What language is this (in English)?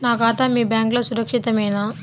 Telugu